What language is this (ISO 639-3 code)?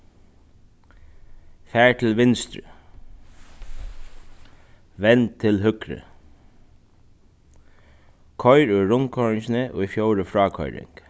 fao